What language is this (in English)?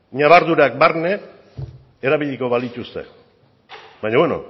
Basque